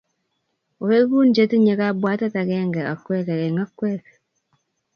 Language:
Kalenjin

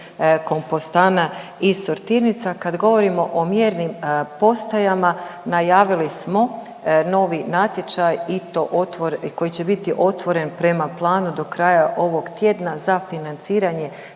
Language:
Croatian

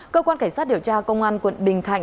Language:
Vietnamese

